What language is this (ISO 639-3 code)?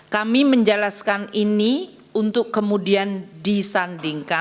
ind